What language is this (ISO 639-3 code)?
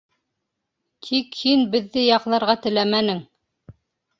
bak